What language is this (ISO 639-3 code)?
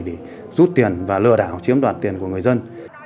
vie